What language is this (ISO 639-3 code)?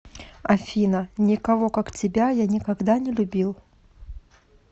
rus